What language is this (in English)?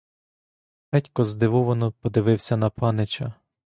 Ukrainian